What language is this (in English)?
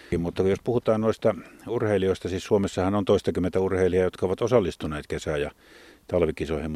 Finnish